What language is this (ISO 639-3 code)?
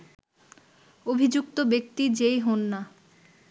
ben